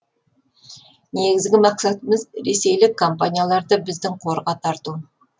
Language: Kazakh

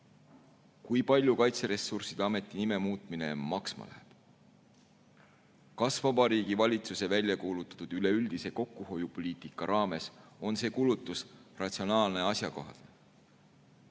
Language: Estonian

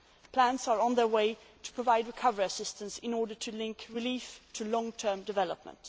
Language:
English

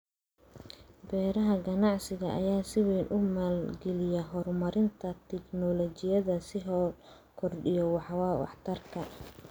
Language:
Somali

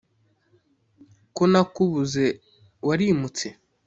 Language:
Kinyarwanda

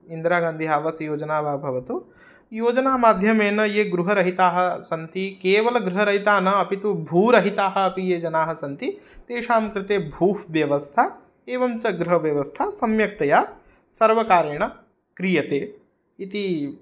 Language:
Sanskrit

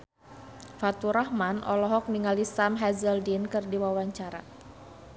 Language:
Sundanese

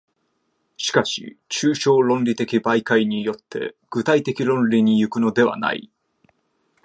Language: Japanese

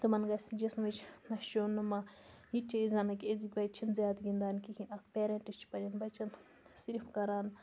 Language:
Kashmiri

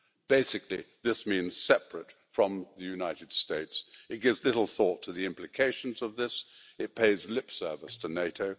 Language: English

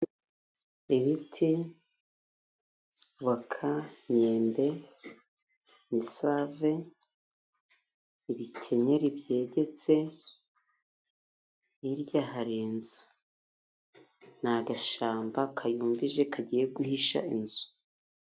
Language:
Kinyarwanda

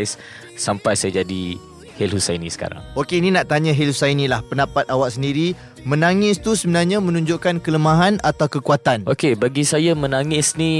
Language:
Malay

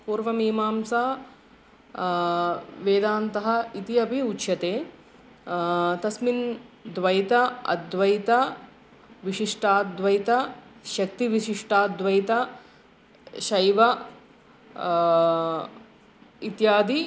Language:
Sanskrit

